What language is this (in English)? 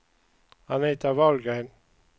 Swedish